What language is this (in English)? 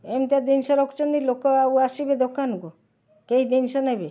Odia